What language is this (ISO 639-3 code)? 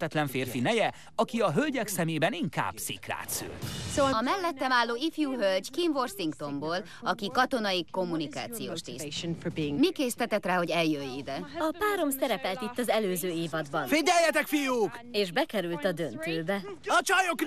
hun